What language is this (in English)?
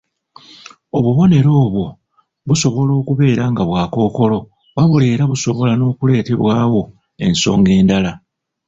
Ganda